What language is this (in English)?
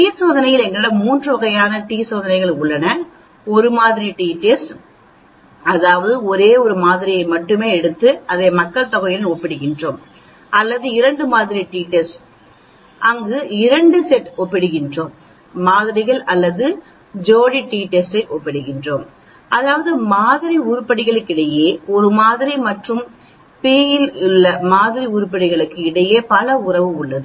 Tamil